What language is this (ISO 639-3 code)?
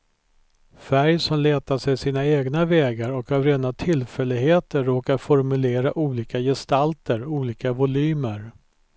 swe